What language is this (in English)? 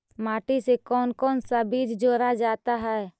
Magahi